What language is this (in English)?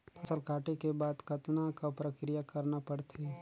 Chhattisgarhi